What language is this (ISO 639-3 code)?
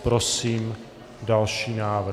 ces